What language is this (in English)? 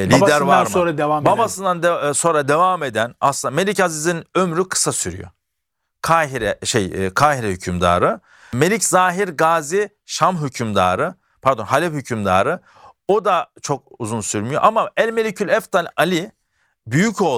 Turkish